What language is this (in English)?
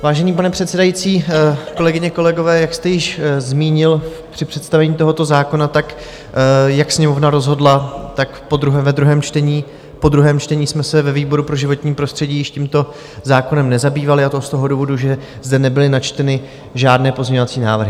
Czech